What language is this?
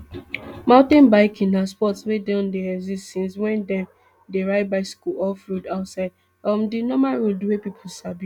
Nigerian Pidgin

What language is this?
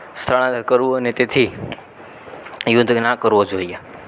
Gujarati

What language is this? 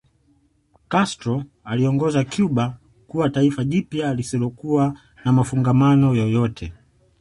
Swahili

